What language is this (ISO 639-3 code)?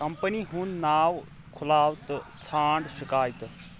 kas